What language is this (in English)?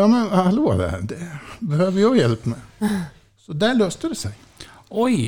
Swedish